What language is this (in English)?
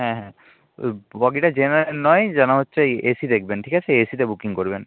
Bangla